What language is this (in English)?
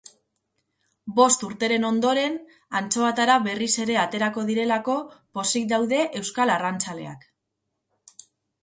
Basque